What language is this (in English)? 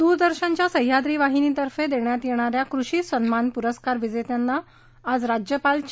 Marathi